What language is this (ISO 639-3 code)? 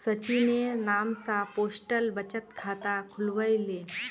mag